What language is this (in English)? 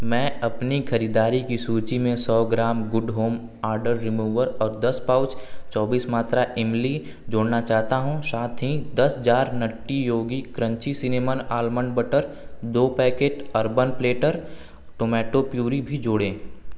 Hindi